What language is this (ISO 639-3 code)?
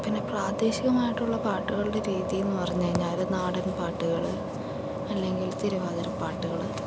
mal